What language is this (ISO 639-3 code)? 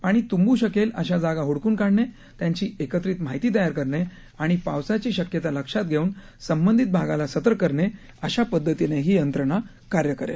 mar